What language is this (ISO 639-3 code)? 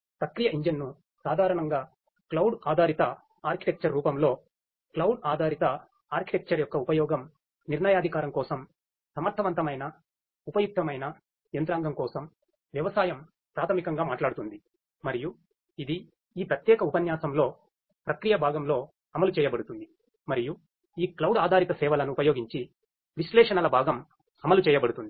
tel